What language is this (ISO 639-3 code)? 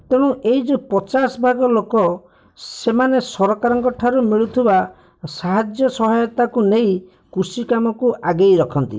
ori